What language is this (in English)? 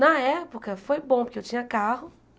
Portuguese